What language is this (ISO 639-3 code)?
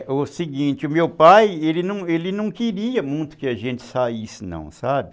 por